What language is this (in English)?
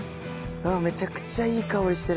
Japanese